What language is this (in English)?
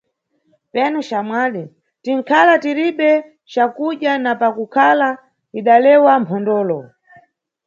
Nyungwe